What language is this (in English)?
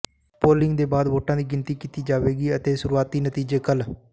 Punjabi